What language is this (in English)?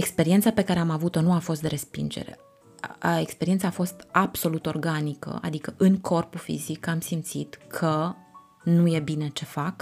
Romanian